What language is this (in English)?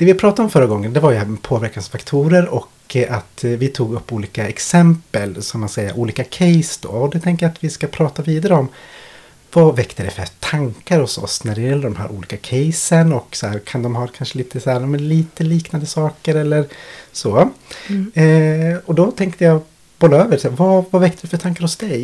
Swedish